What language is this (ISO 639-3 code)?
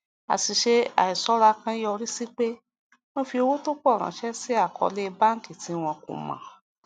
yor